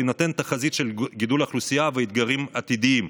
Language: Hebrew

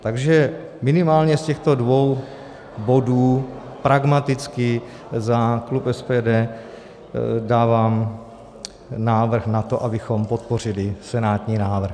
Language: Czech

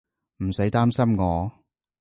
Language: Cantonese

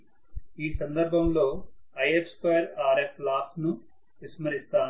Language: Telugu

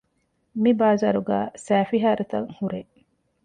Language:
Divehi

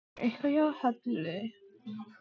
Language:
Icelandic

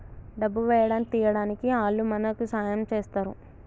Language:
Telugu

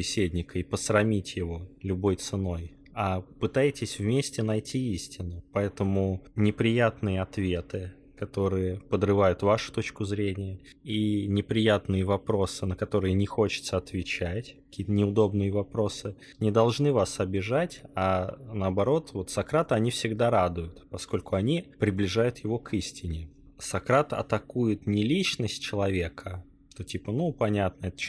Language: Russian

